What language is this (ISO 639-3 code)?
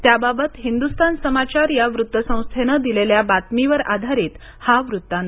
mar